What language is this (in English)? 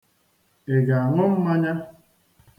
Igbo